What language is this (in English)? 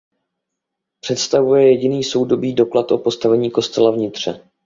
Czech